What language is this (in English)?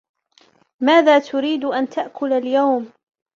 Arabic